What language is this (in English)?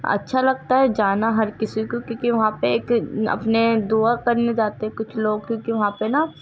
Urdu